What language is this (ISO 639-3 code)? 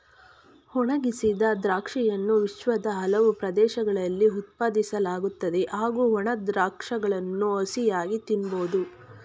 kan